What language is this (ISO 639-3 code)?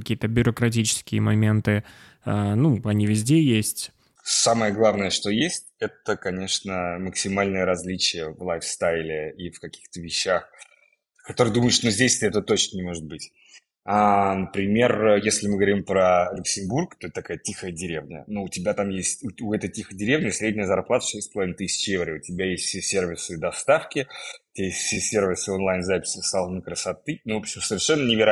rus